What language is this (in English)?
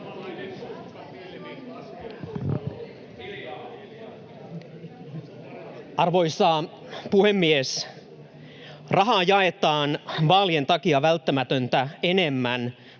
Finnish